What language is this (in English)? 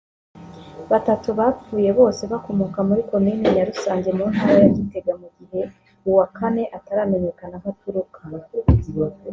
Kinyarwanda